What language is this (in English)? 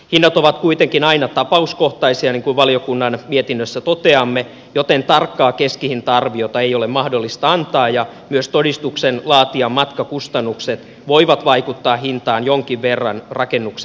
Finnish